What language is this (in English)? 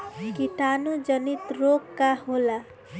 Bhojpuri